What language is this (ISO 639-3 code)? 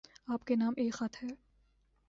urd